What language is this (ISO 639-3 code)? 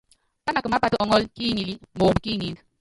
yav